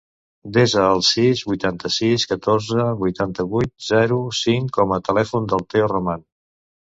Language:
Catalan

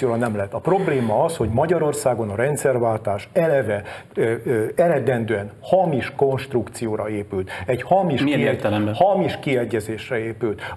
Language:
Hungarian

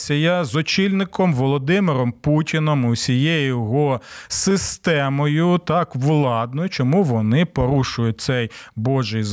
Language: Ukrainian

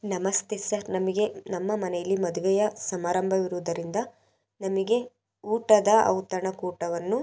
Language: Kannada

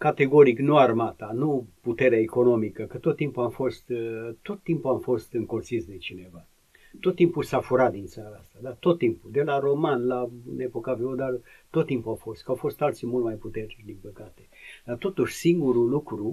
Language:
Romanian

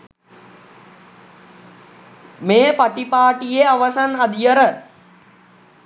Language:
Sinhala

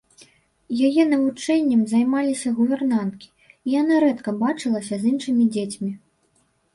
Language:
Belarusian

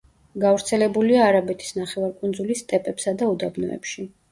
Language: Georgian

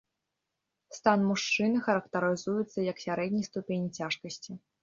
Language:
Belarusian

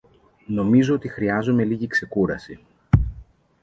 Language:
Greek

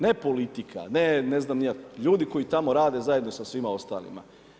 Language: Croatian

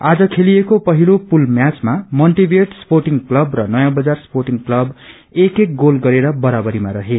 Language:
Nepali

